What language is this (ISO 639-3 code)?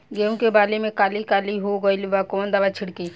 bho